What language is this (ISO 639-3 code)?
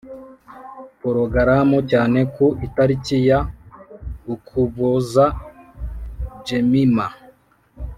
kin